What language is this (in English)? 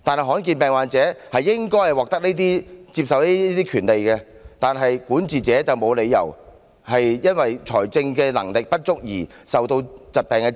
Cantonese